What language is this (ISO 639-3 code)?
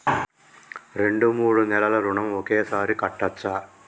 tel